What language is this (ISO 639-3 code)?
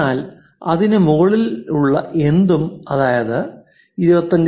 mal